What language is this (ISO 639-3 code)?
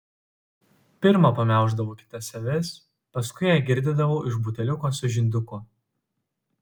lit